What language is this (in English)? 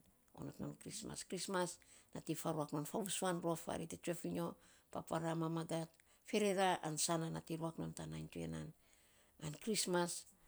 Saposa